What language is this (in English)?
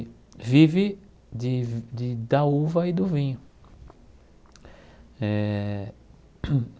Portuguese